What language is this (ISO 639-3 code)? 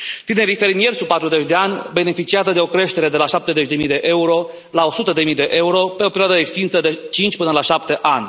ron